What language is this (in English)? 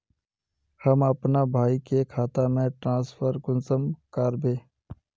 Magahi